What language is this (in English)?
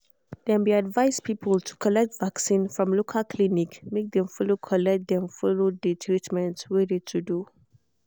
Nigerian Pidgin